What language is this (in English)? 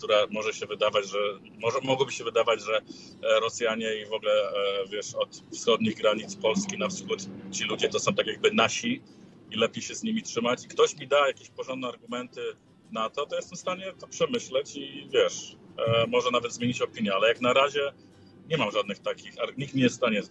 Polish